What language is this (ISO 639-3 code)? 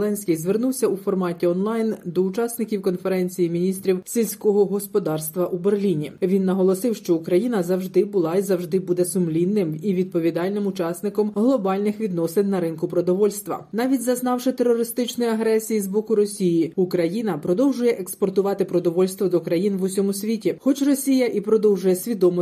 ukr